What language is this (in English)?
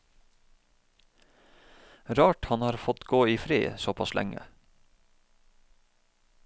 Norwegian